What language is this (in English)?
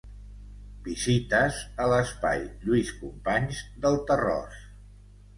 Catalan